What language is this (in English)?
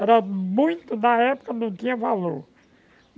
Portuguese